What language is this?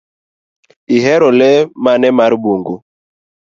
Luo (Kenya and Tanzania)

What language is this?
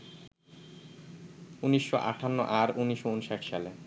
Bangla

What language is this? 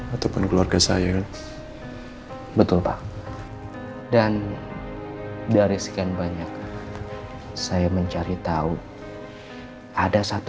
Indonesian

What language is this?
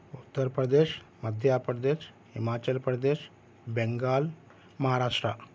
Urdu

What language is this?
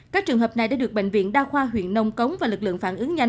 Vietnamese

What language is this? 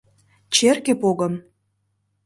Mari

